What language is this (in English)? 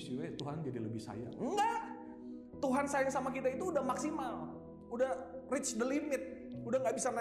Indonesian